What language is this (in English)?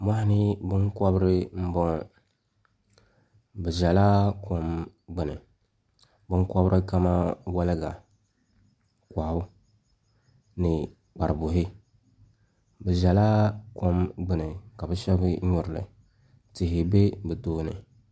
Dagbani